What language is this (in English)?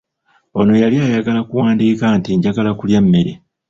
Ganda